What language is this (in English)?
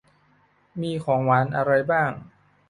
Thai